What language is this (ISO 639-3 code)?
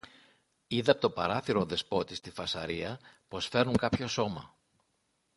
ell